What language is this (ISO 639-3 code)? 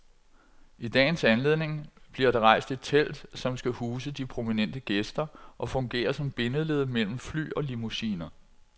dan